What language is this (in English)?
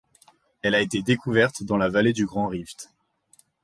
French